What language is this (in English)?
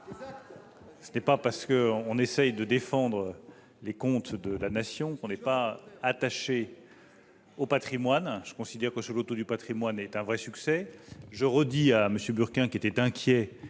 French